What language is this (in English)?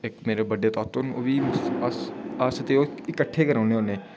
Dogri